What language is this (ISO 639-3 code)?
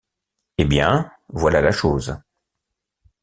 fra